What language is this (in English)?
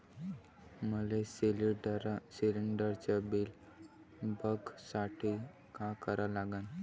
Marathi